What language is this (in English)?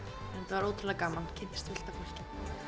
Icelandic